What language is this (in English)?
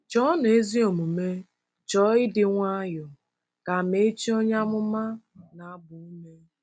Igbo